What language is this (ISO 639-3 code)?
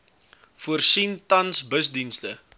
afr